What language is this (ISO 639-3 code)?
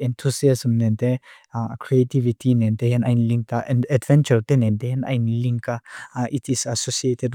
lus